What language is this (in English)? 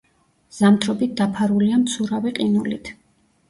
Georgian